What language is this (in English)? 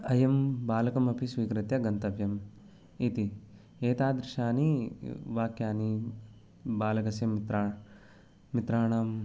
Sanskrit